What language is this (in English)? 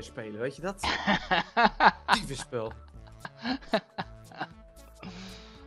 Dutch